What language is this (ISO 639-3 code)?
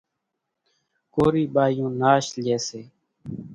gjk